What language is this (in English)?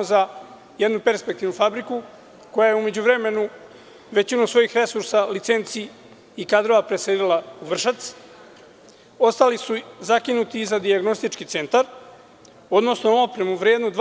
Serbian